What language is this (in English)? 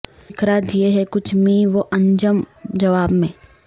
Urdu